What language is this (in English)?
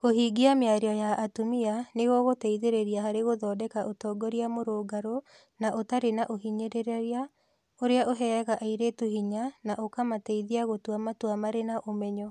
Kikuyu